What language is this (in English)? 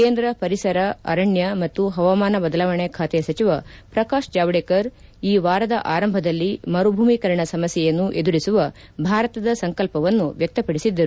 Kannada